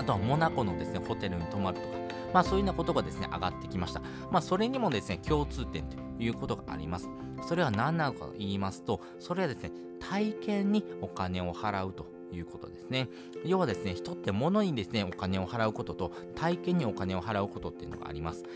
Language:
Japanese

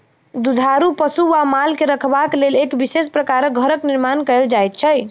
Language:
Maithili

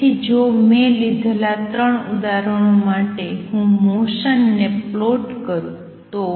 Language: Gujarati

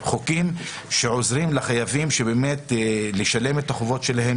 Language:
Hebrew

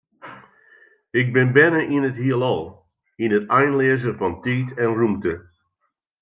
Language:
Western Frisian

